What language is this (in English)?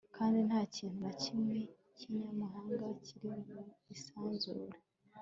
Kinyarwanda